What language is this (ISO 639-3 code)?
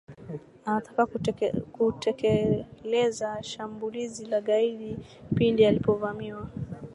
swa